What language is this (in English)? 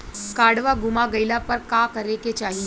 Bhojpuri